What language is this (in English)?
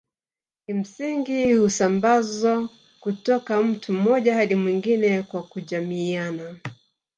Swahili